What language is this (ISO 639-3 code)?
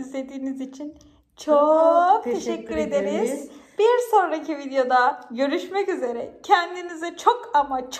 tur